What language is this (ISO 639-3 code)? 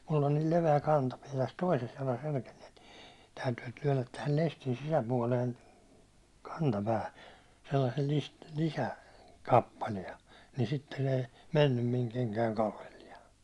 fin